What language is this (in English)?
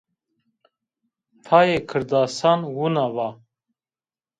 Zaza